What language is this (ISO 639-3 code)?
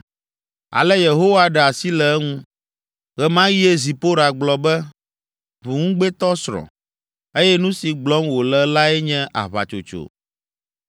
ewe